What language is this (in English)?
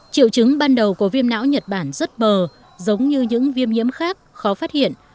Vietnamese